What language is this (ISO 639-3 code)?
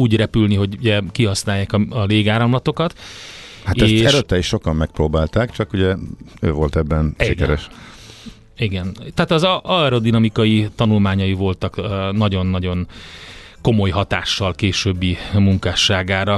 hun